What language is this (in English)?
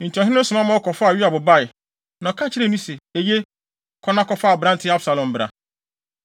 Akan